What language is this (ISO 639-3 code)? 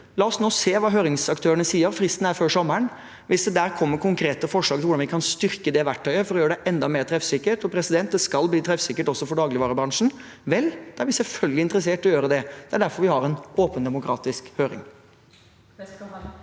nor